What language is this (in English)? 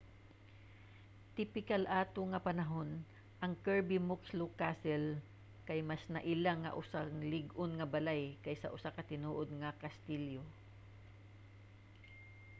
Cebuano